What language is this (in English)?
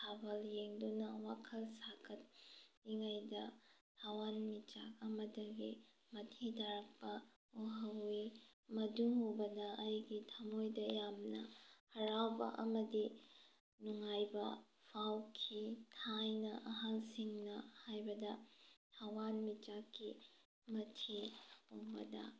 Manipuri